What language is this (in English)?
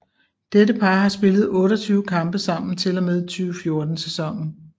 Danish